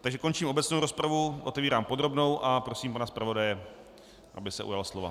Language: Czech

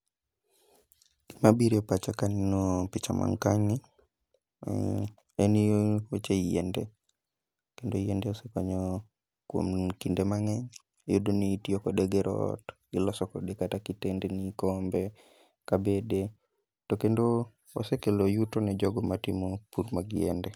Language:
Luo (Kenya and Tanzania)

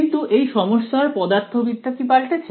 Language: Bangla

